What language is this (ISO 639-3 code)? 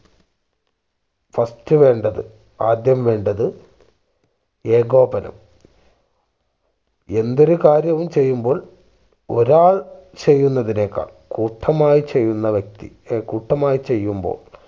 mal